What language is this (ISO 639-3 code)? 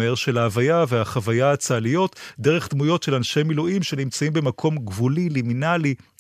heb